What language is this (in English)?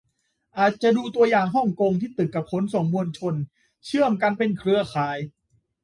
Thai